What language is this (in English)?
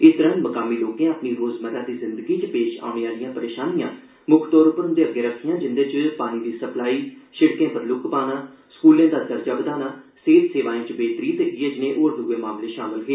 Dogri